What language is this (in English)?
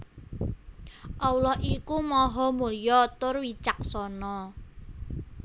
Javanese